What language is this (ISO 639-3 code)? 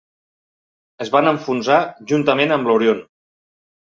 cat